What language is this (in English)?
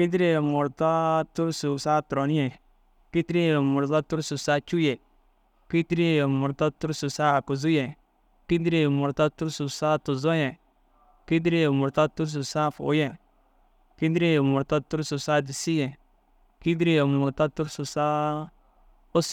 Dazaga